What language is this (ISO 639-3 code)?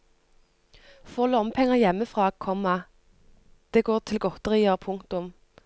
nor